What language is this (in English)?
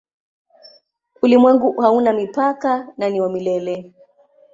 Swahili